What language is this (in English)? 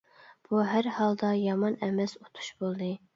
Uyghur